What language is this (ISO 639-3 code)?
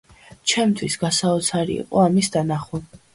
kat